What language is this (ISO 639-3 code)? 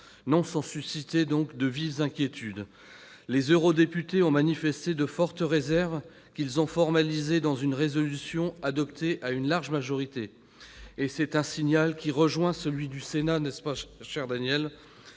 fra